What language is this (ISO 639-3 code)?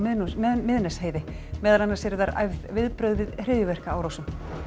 isl